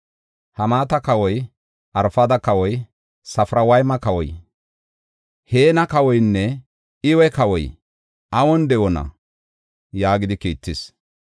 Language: Gofa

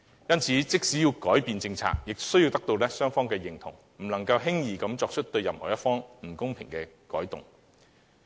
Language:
Cantonese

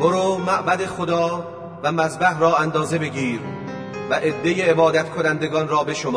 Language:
Persian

